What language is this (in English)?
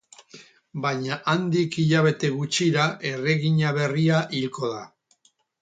Basque